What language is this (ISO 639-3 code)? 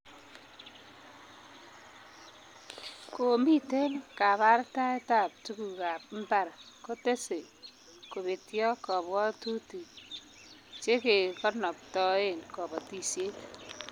kln